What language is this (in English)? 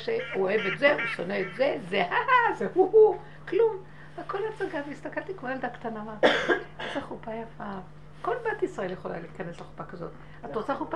Hebrew